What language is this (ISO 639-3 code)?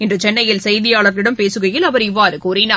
tam